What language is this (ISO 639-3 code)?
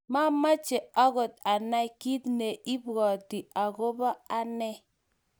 kln